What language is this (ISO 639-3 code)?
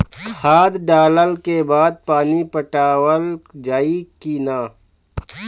bho